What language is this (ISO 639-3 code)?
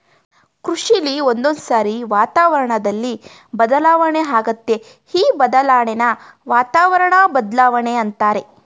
kan